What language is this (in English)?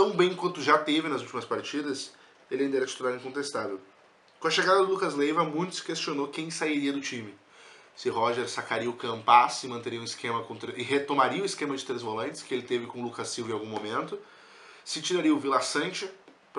Portuguese